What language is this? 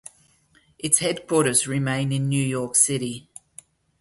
English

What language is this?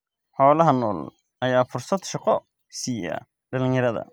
Somali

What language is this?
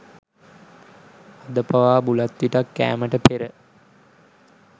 Sinhala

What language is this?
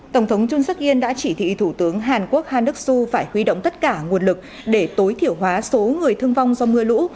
Vietnamese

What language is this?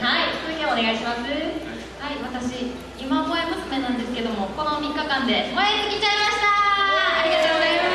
Japanese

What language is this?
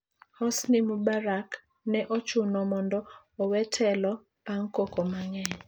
Luo (Kenya and Tanzania)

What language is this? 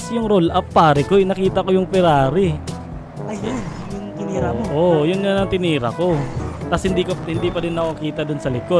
Filipino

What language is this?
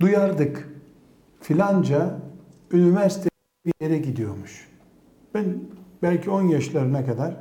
Turkish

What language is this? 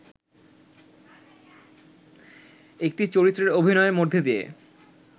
Bangla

